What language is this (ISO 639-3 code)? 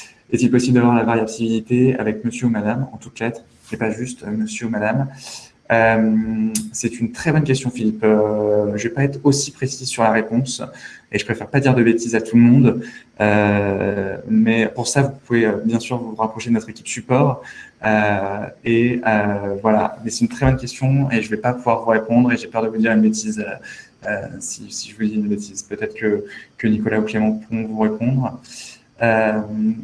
fra